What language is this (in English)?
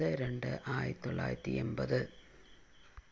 Malayalam